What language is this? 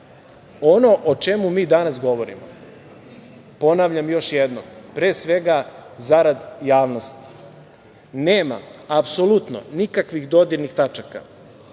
Serbian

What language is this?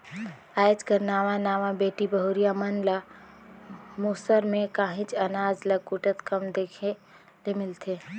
Chhattisgarhi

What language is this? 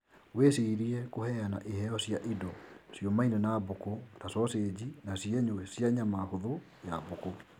Kikuyu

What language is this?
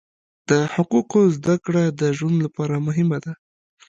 Pashto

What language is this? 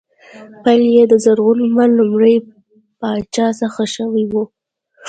Pashto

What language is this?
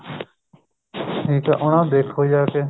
Punjabi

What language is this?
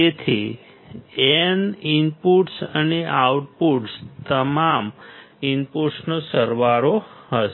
Gujarati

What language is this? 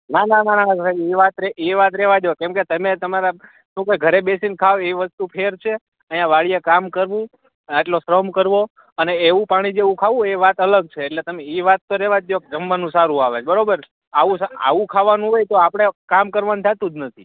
Gujarati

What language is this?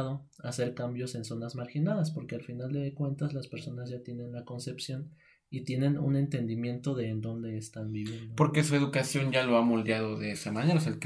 Spanish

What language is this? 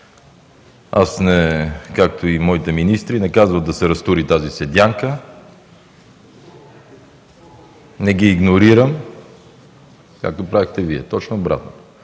Bulgarian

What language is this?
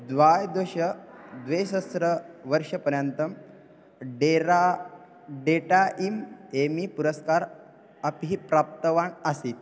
Sanskrit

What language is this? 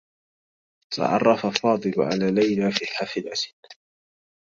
Arabic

